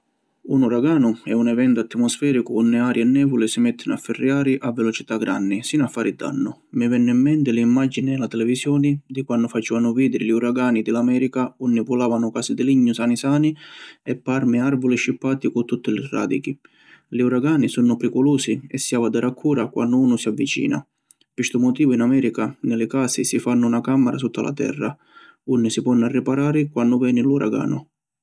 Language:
Sicilian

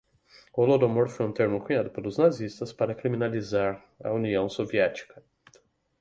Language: Portuguese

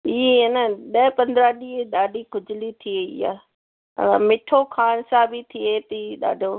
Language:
Sindhi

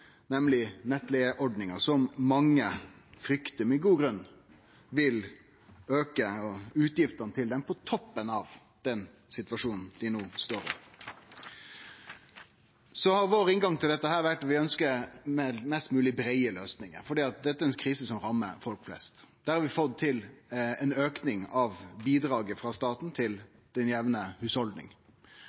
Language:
Norwegian Nynorsk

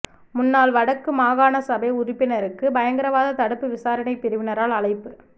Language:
Tamil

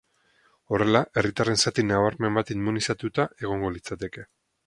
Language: Basque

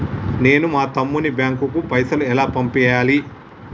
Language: Telugu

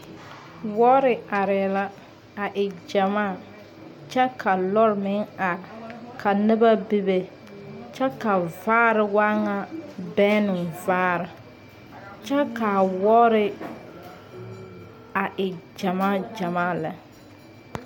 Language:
Southern Dagaare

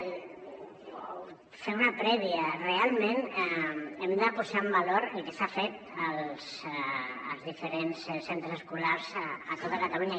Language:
Catalan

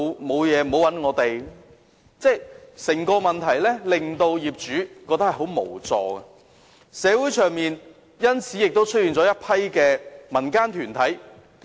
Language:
Cantonese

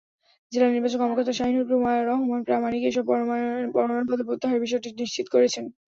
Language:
Bangla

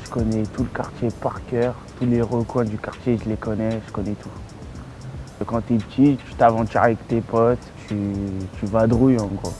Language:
French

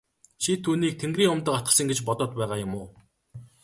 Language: Mongolian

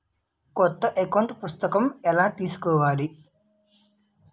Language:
Telugu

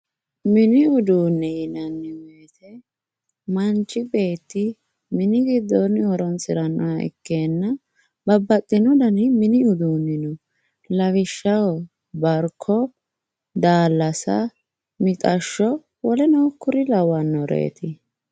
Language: Sidamo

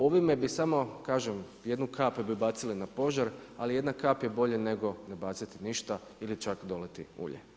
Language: Croatian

